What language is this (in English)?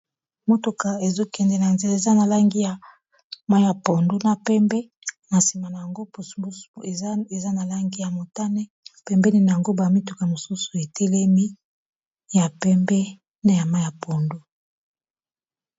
Lingala